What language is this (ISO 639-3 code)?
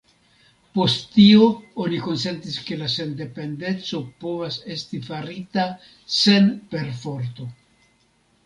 epo